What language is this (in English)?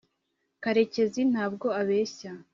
Kinyarwanda